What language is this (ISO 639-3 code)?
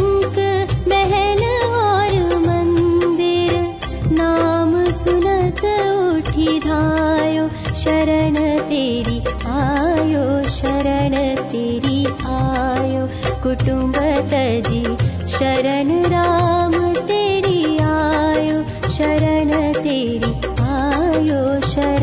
hin